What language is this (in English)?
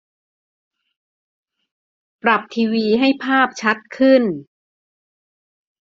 Thai